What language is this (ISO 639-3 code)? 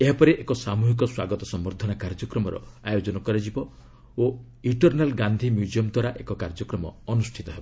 ori